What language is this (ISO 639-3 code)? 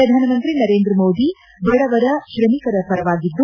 kan